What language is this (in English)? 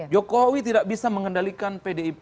Indonesian